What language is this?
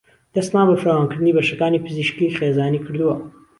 Central Kurdish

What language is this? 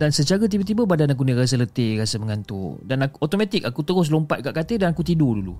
Malay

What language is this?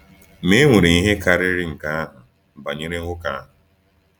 Igbo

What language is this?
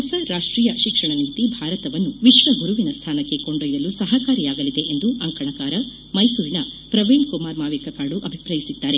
Kannada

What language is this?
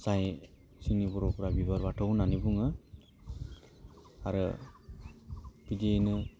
Bodo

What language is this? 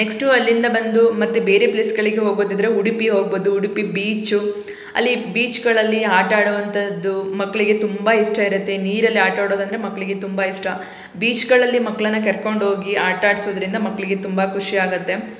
Kannada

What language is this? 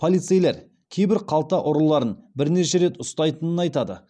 Kazakh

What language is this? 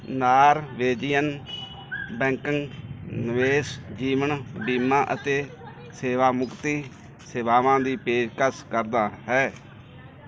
Punjabi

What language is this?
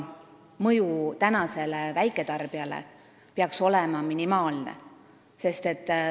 Estonian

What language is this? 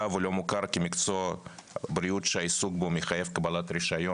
Hebrew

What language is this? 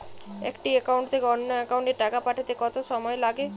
Bangla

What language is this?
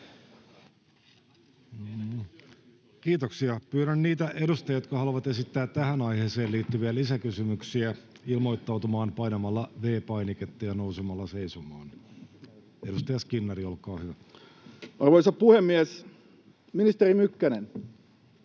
Finnish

